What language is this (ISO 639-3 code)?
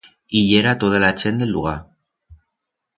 arg